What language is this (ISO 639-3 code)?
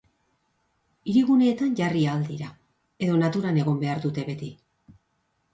eus